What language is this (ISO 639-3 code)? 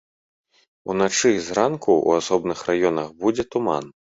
bel